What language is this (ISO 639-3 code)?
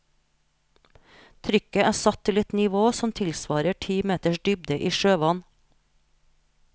nor